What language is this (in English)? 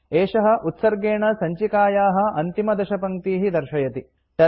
Sanskrit